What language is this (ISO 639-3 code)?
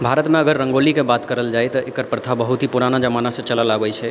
mai